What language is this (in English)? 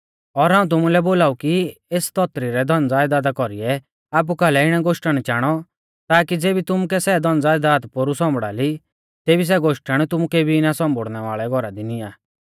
Mahasu Pahari